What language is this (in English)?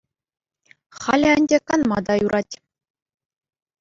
Chuvash